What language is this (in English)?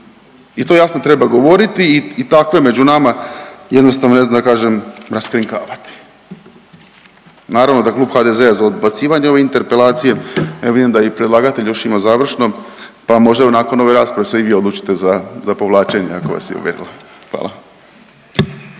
Croatian